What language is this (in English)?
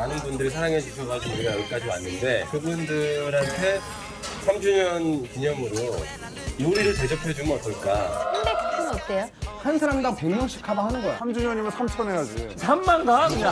Korean